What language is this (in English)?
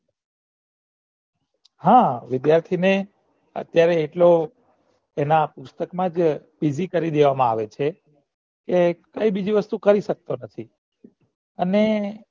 Gujarati